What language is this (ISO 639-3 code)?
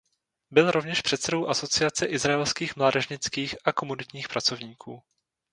ces